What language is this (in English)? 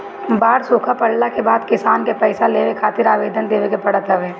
Bhojpuri